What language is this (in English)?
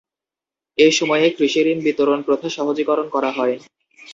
Bangla